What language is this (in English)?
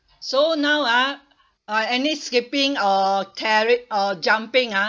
English